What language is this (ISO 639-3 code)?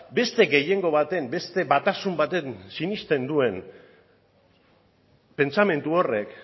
eus